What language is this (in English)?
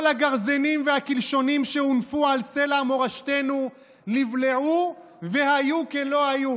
Hebrew